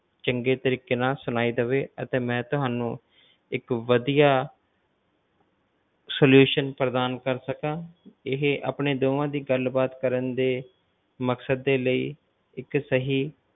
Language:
Punjabi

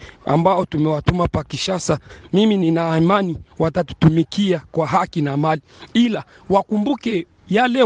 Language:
Swahili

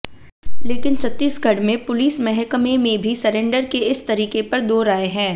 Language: Hindi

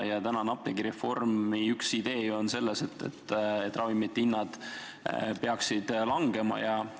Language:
Estonian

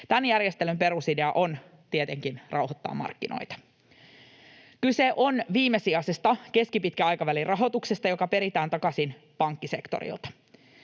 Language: Finnish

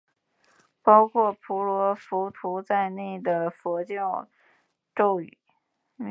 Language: Chinese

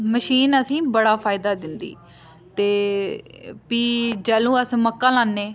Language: Dogri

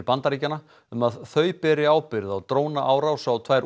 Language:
Icelandic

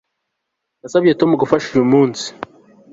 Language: Kinyarwanda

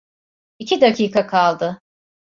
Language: Turkish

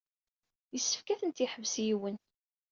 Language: Kabyle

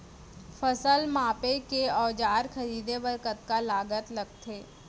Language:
Chhattisgarhi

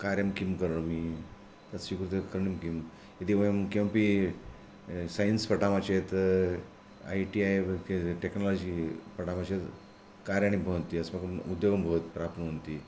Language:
Sanskrit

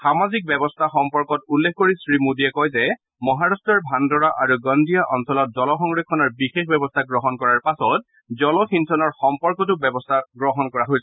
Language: Assamese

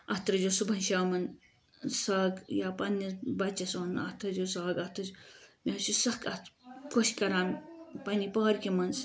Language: Kashmiri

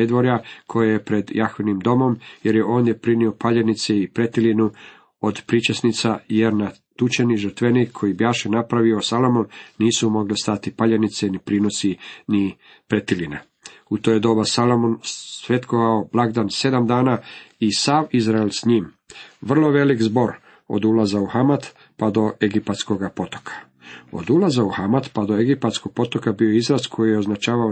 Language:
Croatian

